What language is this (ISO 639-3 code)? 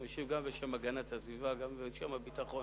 heb